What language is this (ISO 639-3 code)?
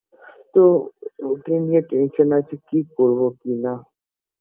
ben